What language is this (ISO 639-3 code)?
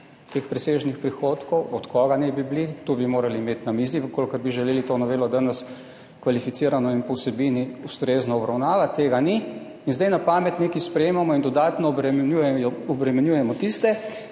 slv